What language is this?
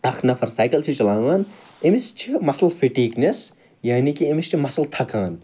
Kashmiri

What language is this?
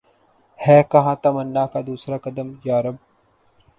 Urdu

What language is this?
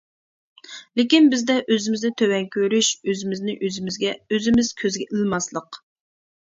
Uyghur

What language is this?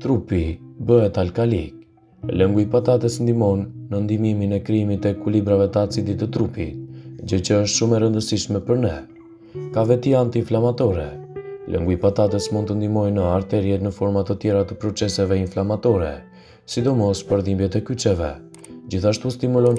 Romanian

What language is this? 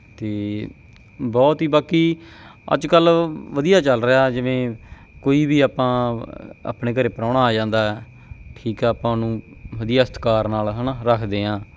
Punjabi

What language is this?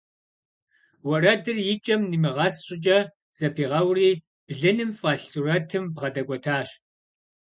Kabardian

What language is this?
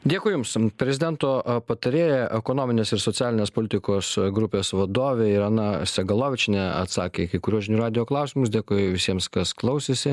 Lithuanian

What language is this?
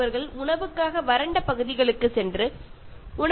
Malayalam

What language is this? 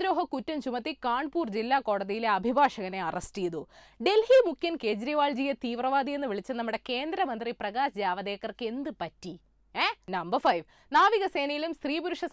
Malayalam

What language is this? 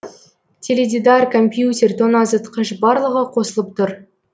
Kazakh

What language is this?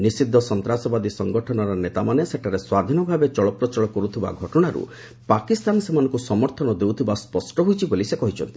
Odia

